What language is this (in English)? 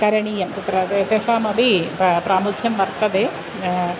Sanskrit